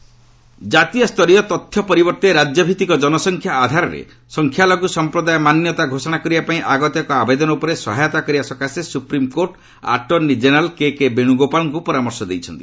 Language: Odia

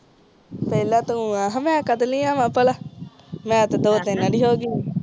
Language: Punjabi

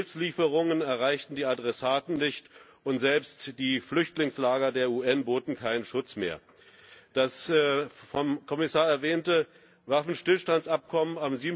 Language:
German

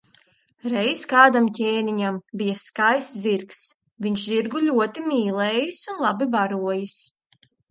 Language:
Latvian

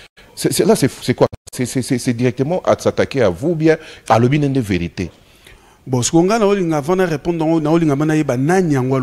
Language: French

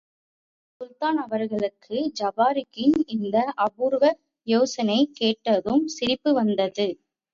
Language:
Tamil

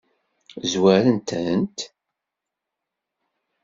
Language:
Kabyle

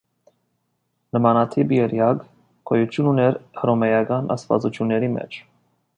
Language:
Armenian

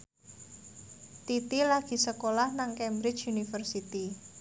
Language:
Javanese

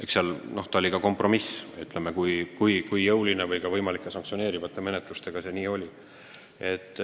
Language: Estonian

